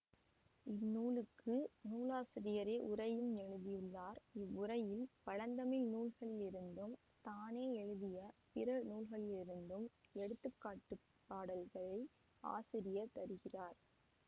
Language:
Tamil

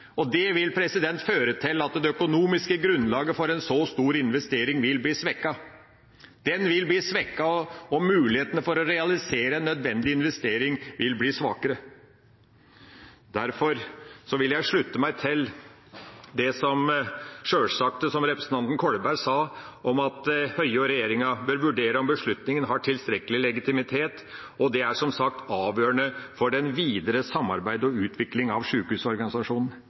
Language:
Norwegian Bokmål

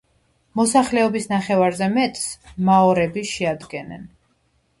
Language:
Georgian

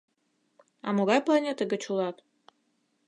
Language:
Mari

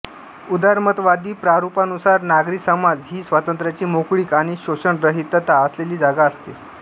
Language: Marathi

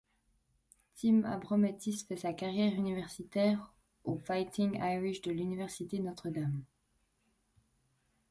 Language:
French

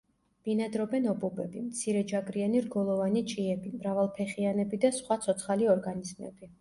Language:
Georgian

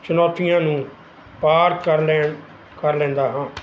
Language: Punjabi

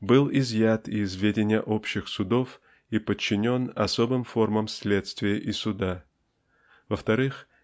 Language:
Russian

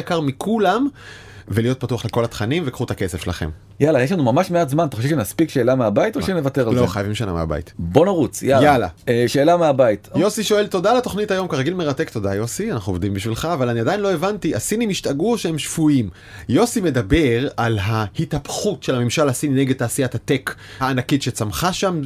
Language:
Hebrew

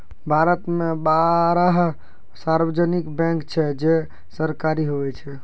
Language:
Maithili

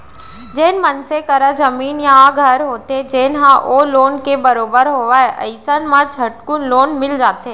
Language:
Chhattisgarhi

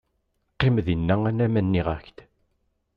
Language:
Kabyle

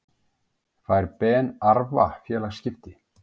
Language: Icelandic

